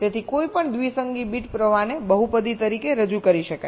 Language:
Gujarati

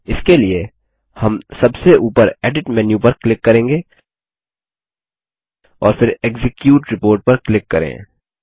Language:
Hindi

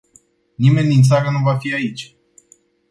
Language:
Romanian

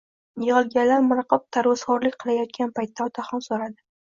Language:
Uzbek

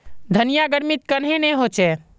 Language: Magahi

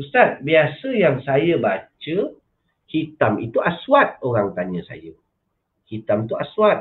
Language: Malay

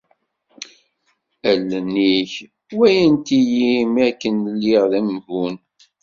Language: Kabyle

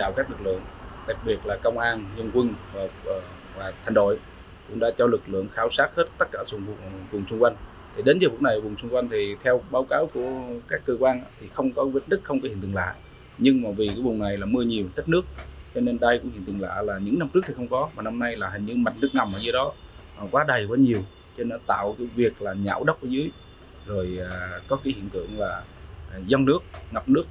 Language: Vietnamese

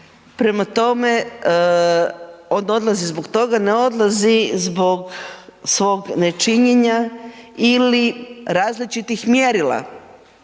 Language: Croatian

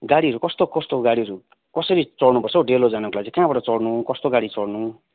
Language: Nepali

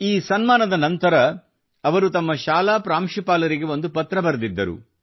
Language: Kannada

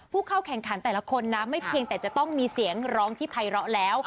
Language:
Thai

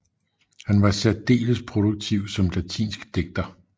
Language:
Danish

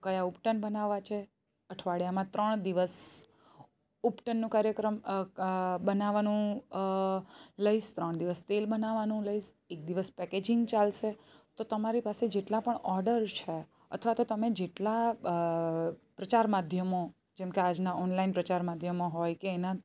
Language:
Gujarati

